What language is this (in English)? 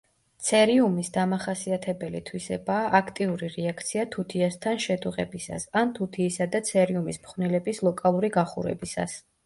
Georgian